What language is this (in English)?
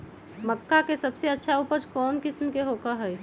Magahi